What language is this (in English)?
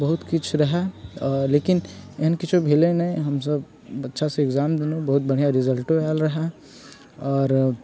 Maithili